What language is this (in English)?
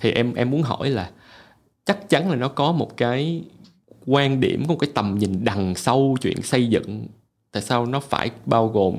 Vietnamese